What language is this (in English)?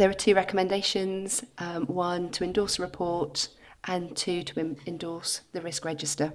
English